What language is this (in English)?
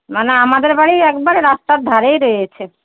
Bangla